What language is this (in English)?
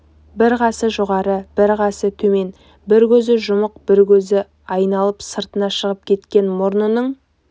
Kazakh